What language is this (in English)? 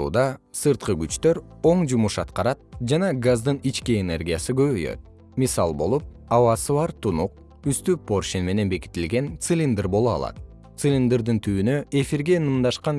Kyrgyz